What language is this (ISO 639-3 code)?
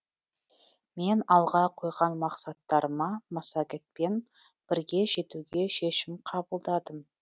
kaz